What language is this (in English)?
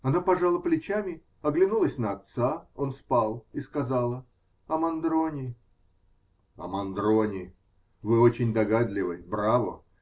Russian